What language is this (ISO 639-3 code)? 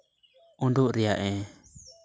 sat